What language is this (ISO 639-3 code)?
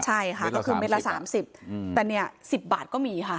tha